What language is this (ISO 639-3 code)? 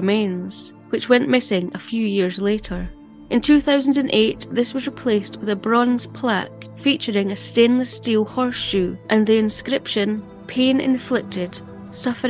eng